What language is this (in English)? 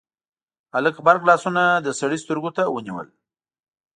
Pashto